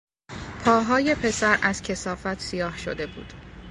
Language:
Persian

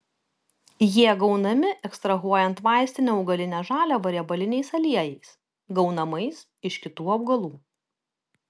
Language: Lithuanian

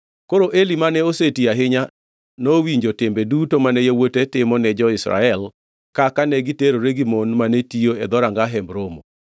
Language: Luo (Kenya and Tanzania)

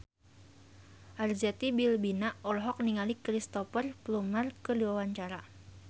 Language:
Sundanese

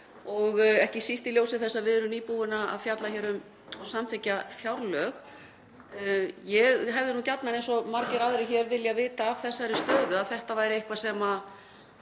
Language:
Icelandic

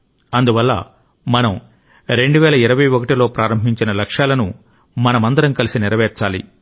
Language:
Telugu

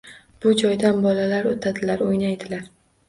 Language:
Uzbek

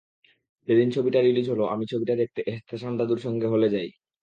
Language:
Bangla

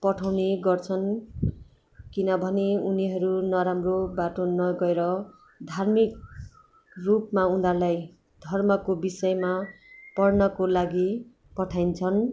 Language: Nepali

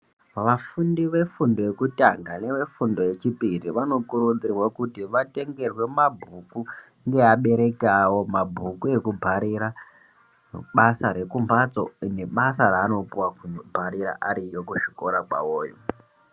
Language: Ndau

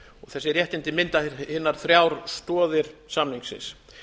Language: Icelandic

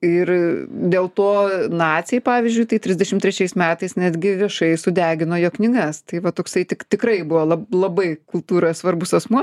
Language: Lithuanian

